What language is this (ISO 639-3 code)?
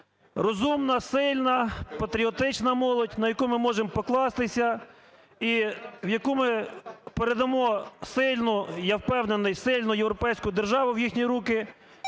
ukr